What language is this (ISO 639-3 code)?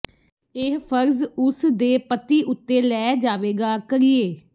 pan